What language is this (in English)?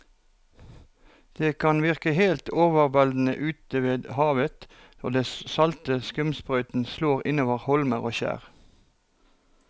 Norwegian